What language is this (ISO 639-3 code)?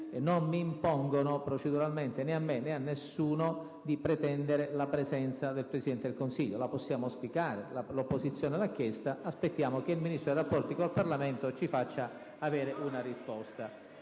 ita